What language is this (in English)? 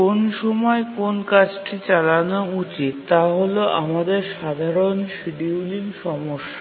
Bangla